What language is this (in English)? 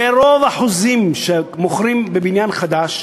Hebrew